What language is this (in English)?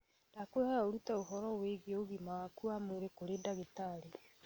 Kikuyu